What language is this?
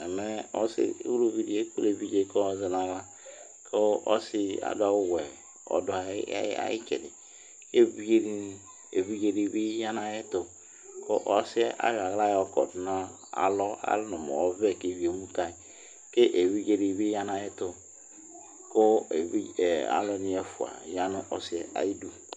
Ikposo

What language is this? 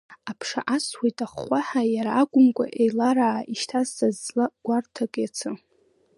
Abkhazian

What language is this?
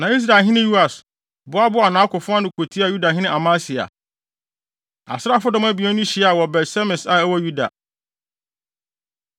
Akan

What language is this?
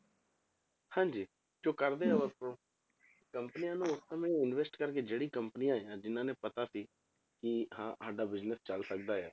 Punjabi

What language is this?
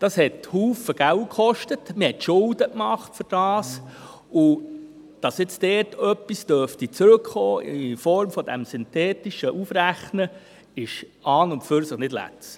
Swiss German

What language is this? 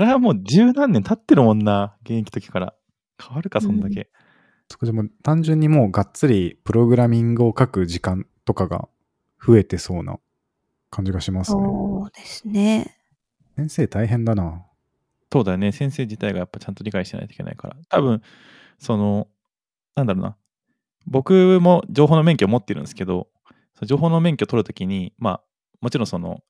Japanese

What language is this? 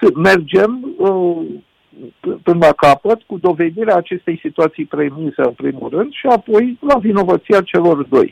Romanian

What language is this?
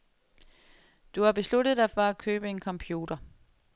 Danish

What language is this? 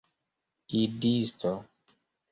Esperanto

